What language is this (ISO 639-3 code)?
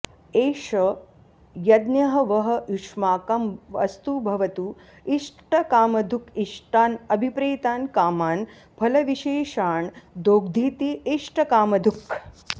san